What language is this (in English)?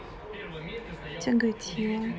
Russian